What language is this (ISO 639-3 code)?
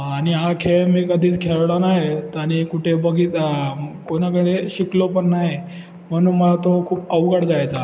mar